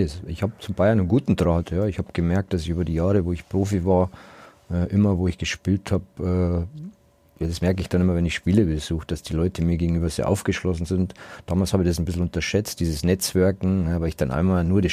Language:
German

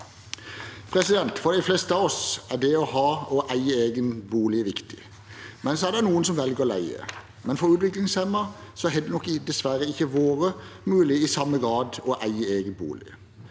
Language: Norwegian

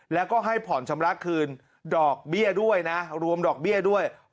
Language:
Thai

